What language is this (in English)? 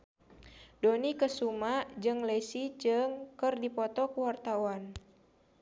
Sundanese